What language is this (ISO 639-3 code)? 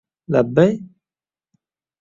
uzb